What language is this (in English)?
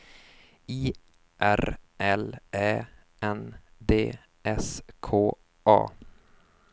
Swedish